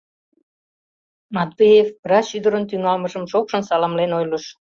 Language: Mari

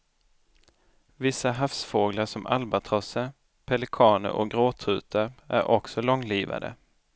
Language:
Swedish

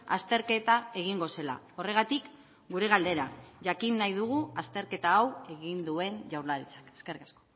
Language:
Basque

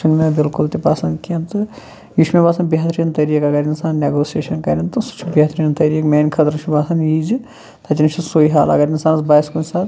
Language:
Kashmiri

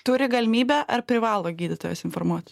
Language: Lithuanian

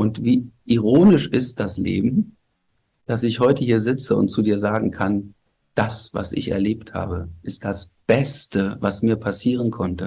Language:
German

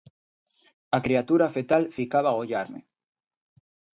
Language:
Galician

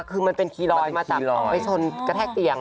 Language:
Thai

